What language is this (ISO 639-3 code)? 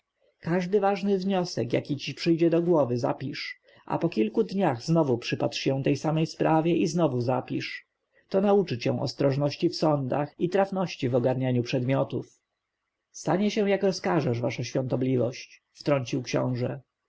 pol